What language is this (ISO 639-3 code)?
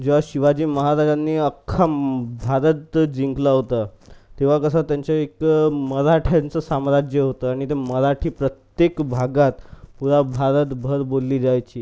mar